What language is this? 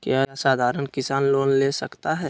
Magahi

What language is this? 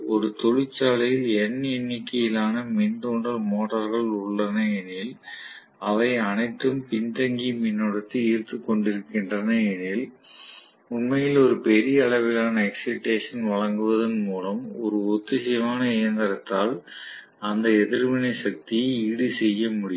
Tamil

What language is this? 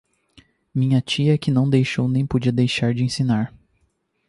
Portuguese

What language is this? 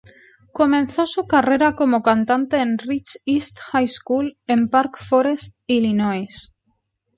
Spanish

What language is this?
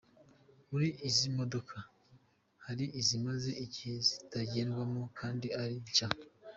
Kinyarwanda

